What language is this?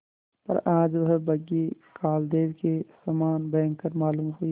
Hindi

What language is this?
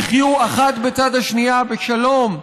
Hebrew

